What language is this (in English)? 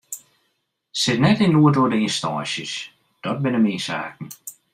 Western Frisian